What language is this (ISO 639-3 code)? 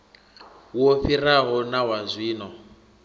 ven